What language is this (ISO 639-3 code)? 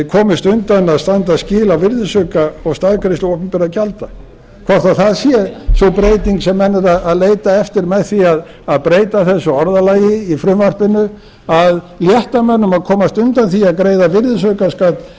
isl